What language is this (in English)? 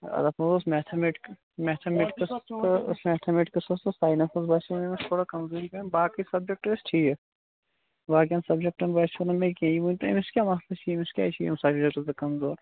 Kashmiri